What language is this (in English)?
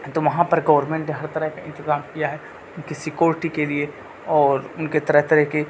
Urdu